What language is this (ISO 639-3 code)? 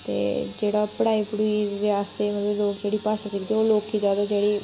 doi